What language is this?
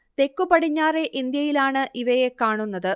Malayalam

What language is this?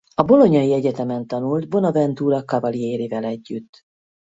Hungarian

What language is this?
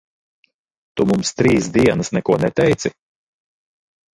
Latvian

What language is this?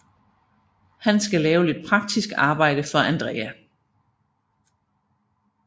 Danish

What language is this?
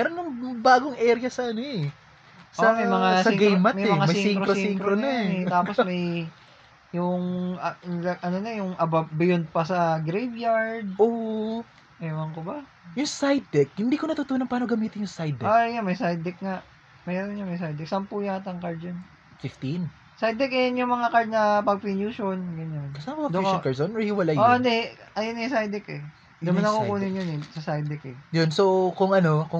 Filipino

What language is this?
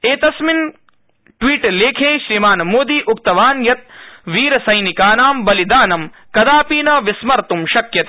Sanskrit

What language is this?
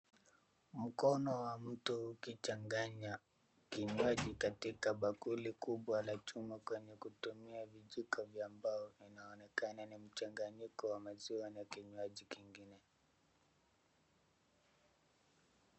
Swahili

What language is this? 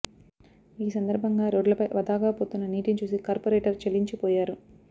Telugu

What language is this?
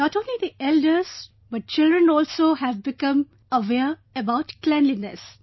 English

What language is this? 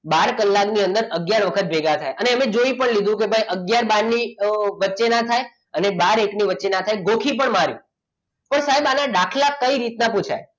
Gujarati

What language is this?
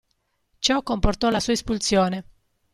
Italian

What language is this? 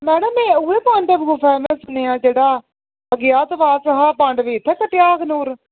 Dogri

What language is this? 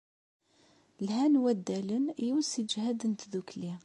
Kabyle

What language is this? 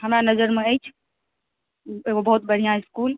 Maithili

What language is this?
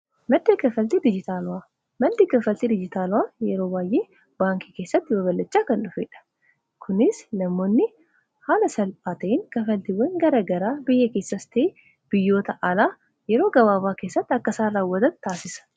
Oromo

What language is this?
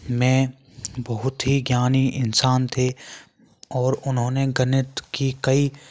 Hindi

